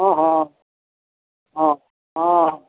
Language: Maithili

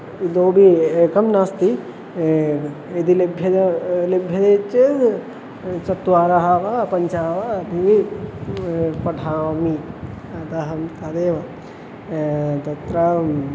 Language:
Sanskrit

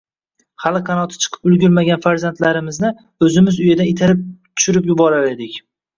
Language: Uzbek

